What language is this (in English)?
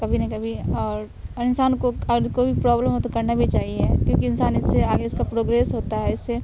Urdu